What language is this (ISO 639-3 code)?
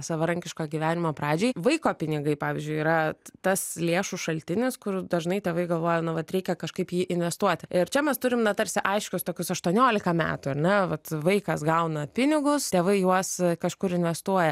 lit